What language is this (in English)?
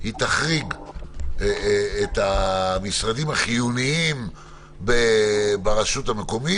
Hebrew